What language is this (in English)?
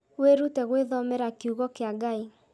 Kikuyu